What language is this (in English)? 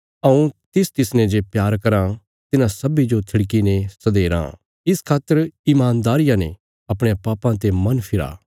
Bilaspuri